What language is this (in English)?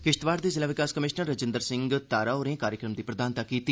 Dogri